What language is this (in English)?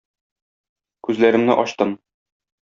Tatar